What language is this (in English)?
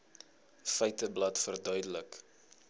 Afrikaans